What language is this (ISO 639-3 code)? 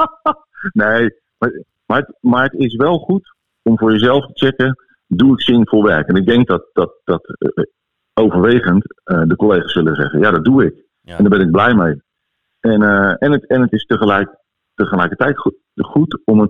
nld